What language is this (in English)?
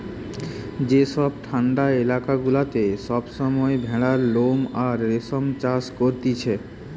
Bangla